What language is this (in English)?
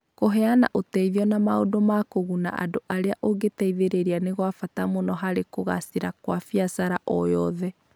Kikuyu